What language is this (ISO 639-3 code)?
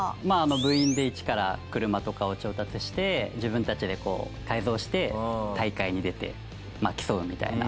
jpn